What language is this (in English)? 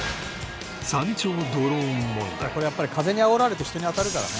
Japanese